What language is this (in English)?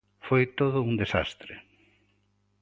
Galician